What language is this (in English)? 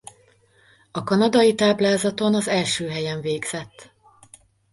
Hungarian